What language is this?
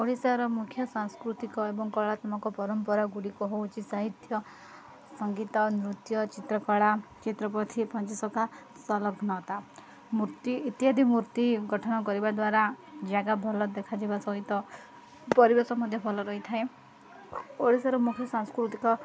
Odia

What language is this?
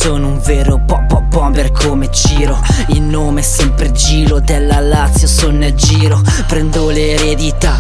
Italian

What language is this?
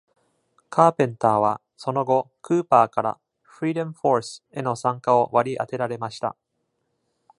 Japanese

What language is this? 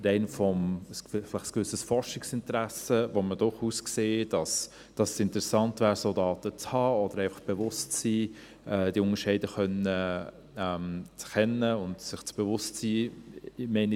Swiss German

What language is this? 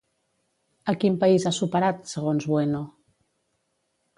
Catalan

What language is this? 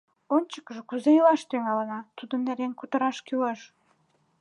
Mari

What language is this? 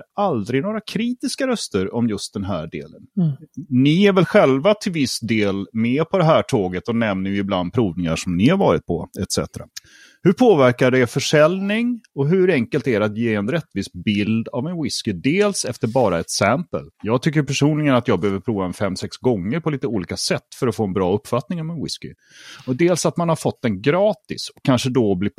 Swedish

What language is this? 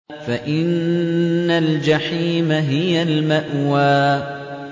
Arabic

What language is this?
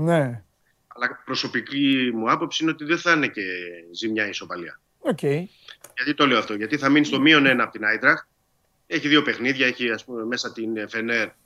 Greek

